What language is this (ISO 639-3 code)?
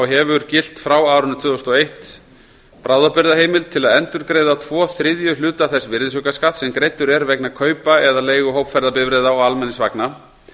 isl